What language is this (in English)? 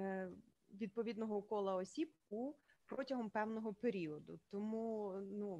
Ukrainian